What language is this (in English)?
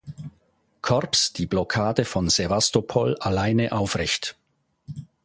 German